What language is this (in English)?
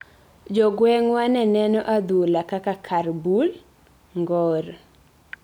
Luo (Kenya and Tanzania)